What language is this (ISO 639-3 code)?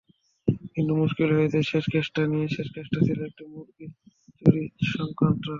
ben